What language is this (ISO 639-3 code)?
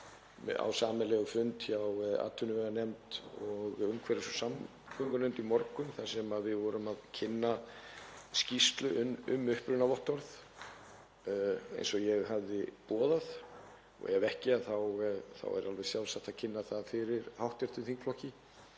isl